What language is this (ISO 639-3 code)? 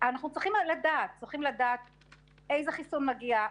heb